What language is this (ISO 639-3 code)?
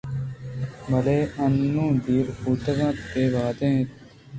bgp